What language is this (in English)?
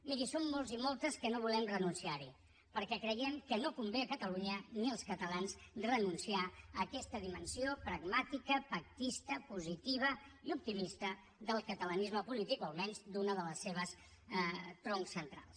Catalan